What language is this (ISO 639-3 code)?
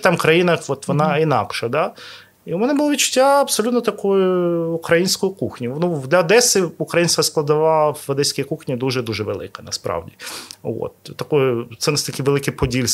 ukr